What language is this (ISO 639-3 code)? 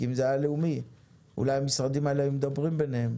heb